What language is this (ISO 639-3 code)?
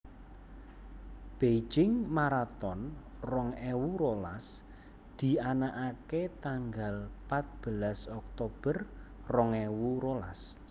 jav